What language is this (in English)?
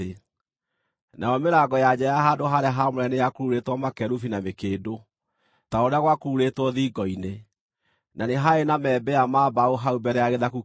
Kikuyu